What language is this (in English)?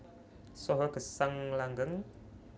Javanese